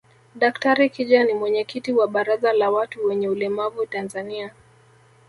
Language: Swahili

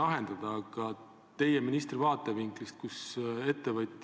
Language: Estonian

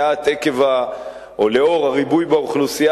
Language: Hebrew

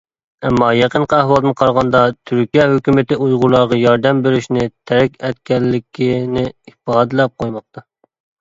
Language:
Uyghur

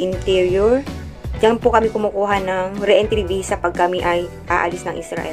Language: Filipino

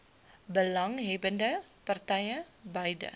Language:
Afrikaans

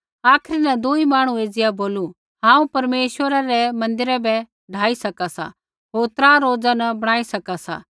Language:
Kullu Pahari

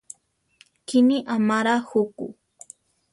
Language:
Central Tarahumara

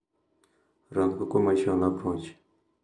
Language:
Luo (Kenya and Tanzania)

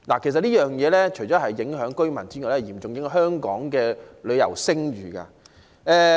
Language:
Cantonese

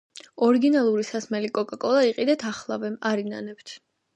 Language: Georgian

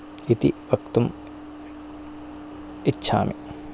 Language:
Sanskrit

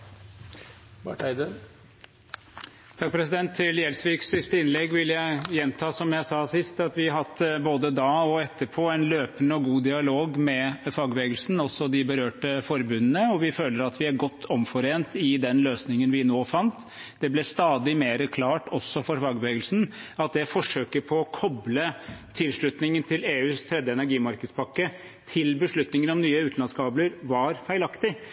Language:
Norwegian Bokmål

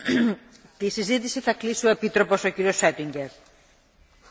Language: German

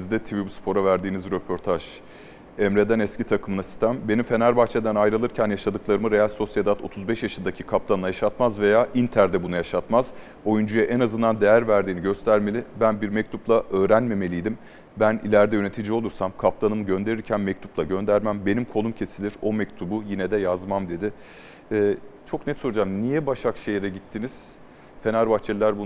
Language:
Turkish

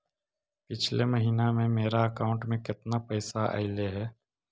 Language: Magahi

